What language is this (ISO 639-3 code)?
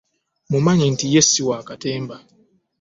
lug